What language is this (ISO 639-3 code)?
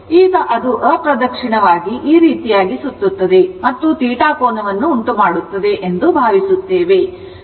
kan